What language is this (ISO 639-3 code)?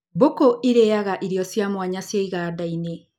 kik